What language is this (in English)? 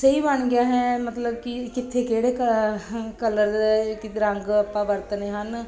Punjabi